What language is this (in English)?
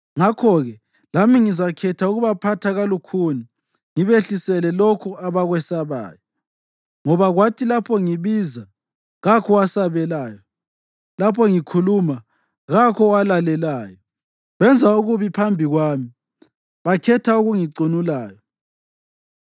North Ndebele